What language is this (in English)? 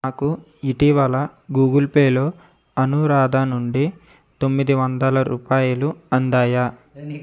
Telugu